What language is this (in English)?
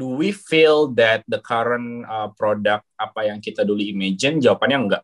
Indonesian